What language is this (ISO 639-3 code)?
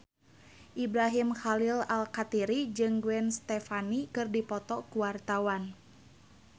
sun